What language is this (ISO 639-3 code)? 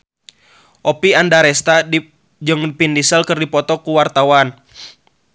sun